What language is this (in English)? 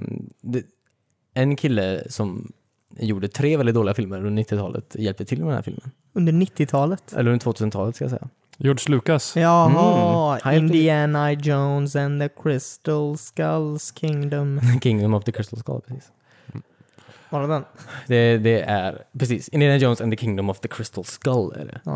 Swedish